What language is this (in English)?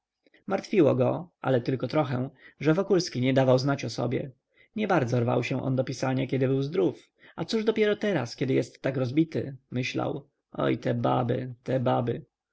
Polish